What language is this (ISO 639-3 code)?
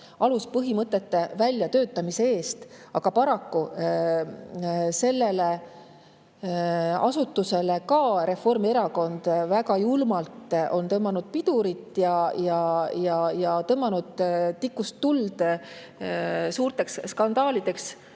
est